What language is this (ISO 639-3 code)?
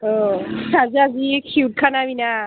brx